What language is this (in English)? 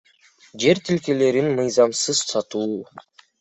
Kyrgyz